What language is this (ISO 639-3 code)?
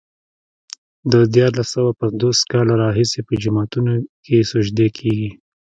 pus